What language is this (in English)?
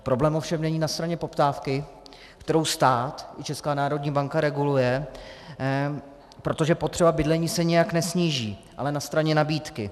Czech